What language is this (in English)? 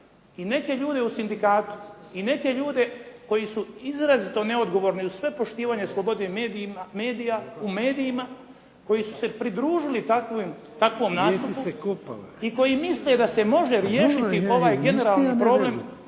Croatian